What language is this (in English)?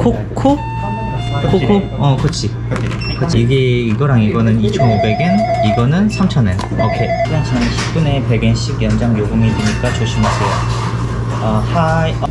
Korean